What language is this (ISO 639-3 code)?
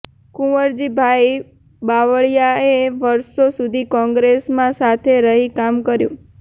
guj